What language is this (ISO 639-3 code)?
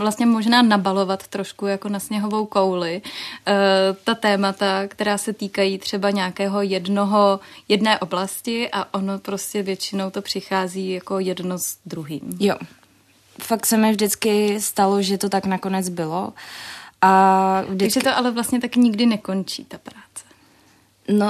ces